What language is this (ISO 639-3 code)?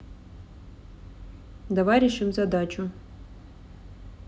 rus